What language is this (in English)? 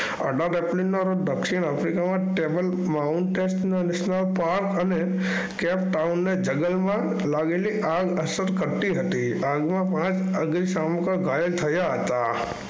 Gujarati